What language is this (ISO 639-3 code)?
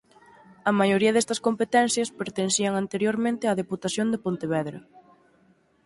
glg